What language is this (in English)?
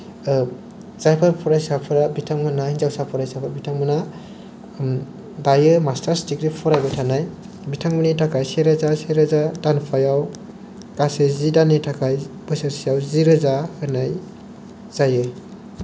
Bodo